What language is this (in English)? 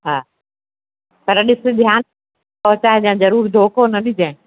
Sindhi